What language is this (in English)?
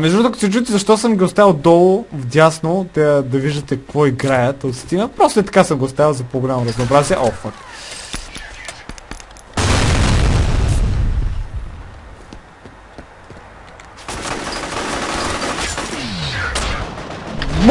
Bulgarian